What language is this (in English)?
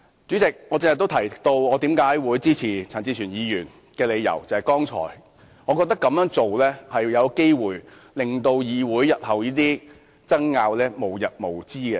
Cantonese